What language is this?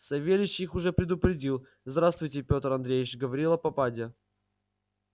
Russian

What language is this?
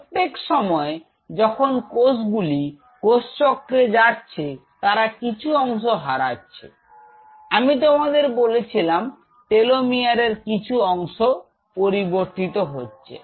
Bangla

